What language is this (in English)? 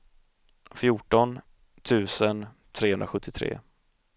Swedish